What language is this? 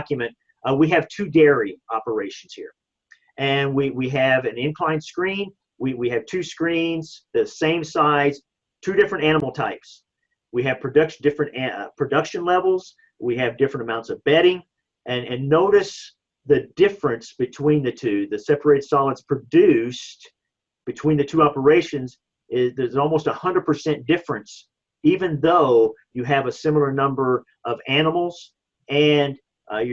English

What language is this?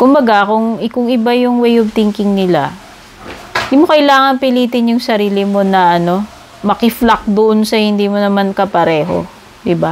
Filipino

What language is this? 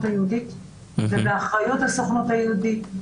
Hebrew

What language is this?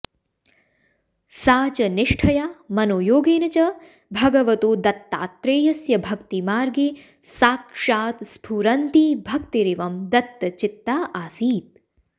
Sanskrit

